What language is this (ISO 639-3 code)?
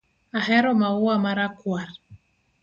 luo